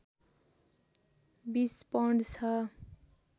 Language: Nepali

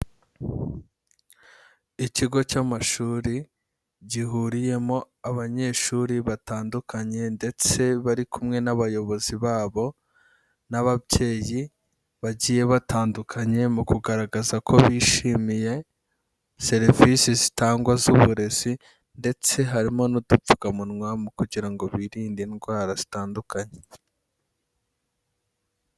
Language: Kinyarwanda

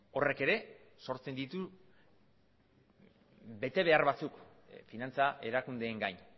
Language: Basque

